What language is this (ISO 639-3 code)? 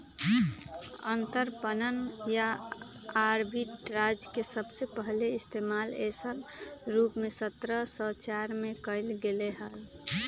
mag